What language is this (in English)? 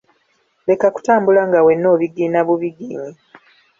Ganda